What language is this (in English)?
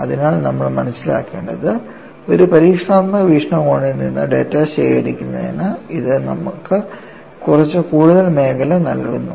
Malayalam